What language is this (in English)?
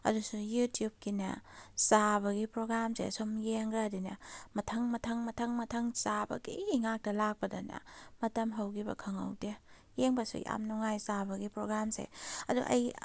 Manipuri